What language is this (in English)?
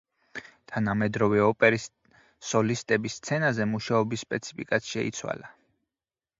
Georgian